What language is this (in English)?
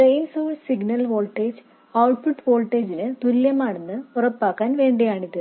Malayalam